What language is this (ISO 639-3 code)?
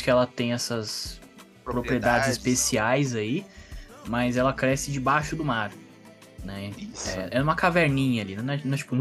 por